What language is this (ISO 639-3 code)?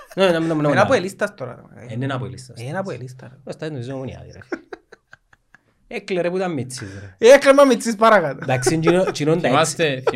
ell